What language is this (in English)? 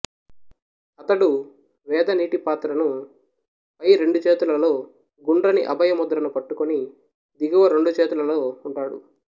Telugu